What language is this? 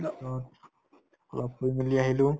Assamese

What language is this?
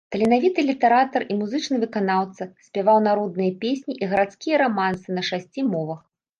Belarusian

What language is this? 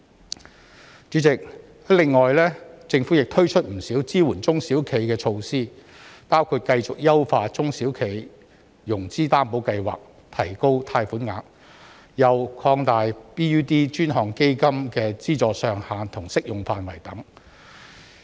Cantonese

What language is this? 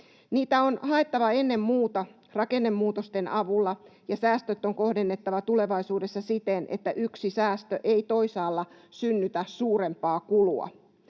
Finnish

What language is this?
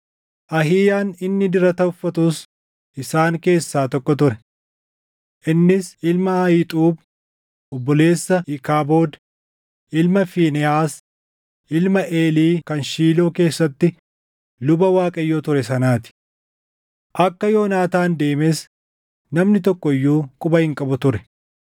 Oromo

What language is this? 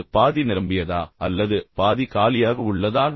Tamil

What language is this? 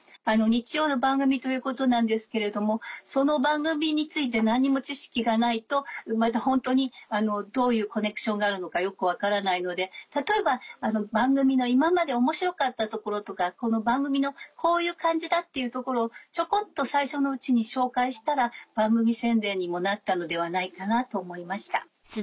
Japanese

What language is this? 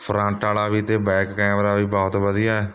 Punjabi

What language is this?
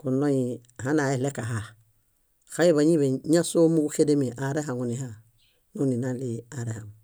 Bayot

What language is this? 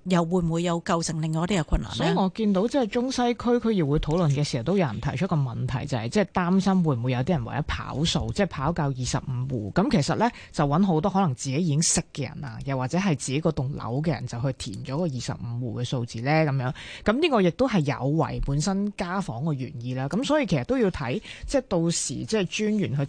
Chinese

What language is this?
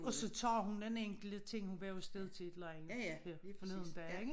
Danish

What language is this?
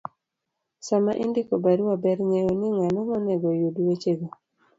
Luo (Kenya and Tanzania)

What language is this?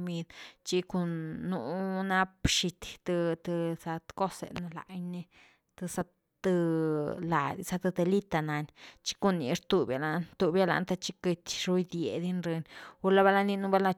Güilá Zapotec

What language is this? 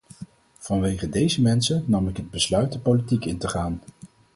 Dutch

